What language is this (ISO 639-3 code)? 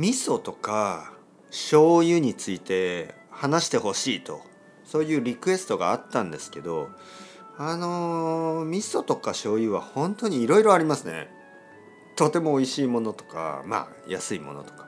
jpn